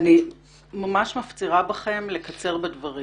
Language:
Hebrew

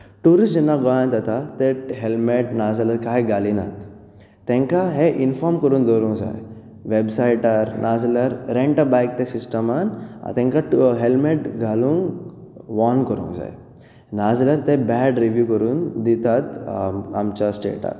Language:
Konkani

